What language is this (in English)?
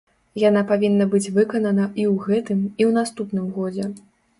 Belarusian